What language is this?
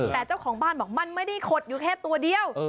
Thai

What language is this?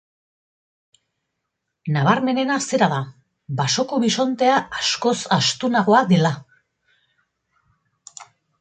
Basque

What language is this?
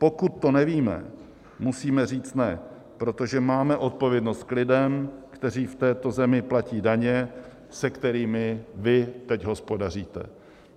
Czech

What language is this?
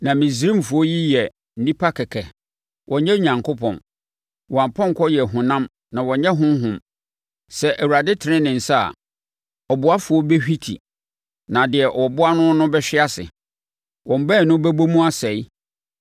Akan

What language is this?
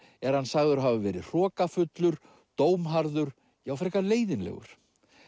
Icelandic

